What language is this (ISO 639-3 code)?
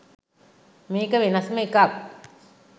sin